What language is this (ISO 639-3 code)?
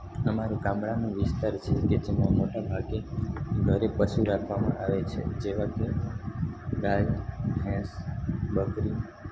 guj